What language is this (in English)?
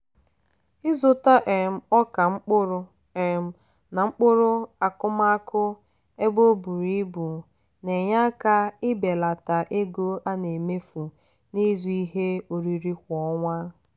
Igbo